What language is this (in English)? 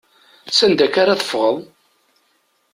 Kabyle